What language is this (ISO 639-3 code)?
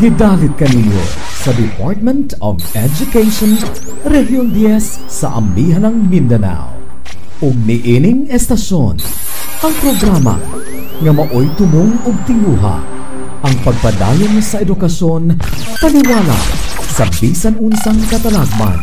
fil